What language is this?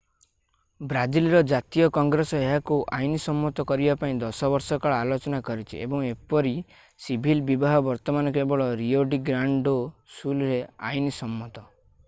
Odia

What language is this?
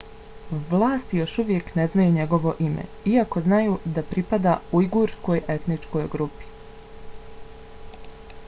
Bosnian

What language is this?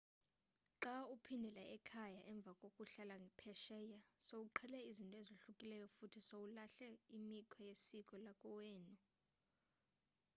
Xhosa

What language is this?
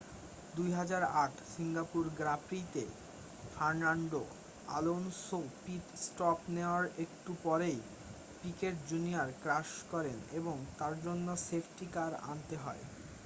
Bangla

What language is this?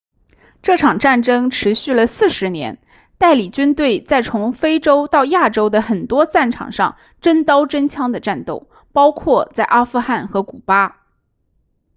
Chinese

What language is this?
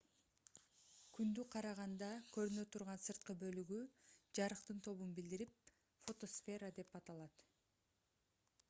Kyrgyz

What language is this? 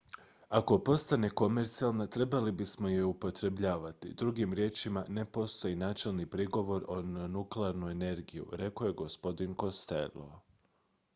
Croatian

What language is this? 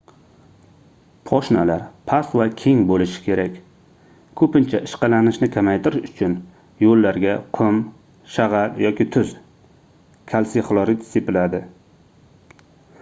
Uzbek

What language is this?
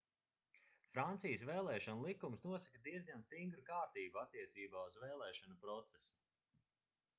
Latvian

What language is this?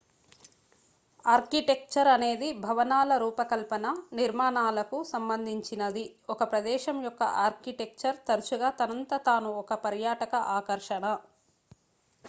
Telugu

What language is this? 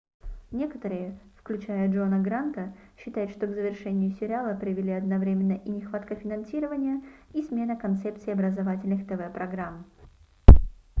Russian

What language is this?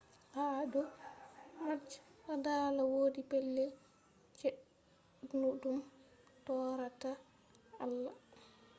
Fula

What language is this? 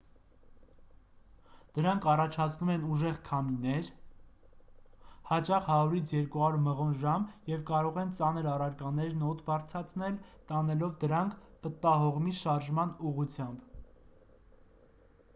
Armenian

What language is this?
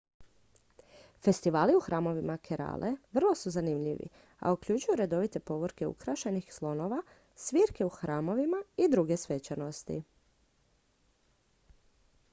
Croatian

